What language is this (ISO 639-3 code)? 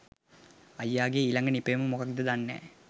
sin